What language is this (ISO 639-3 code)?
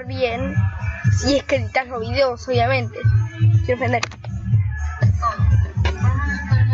spa